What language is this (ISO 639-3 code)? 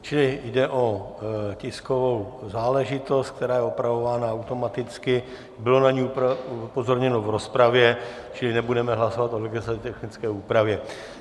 ces